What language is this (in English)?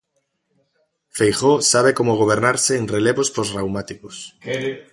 Galician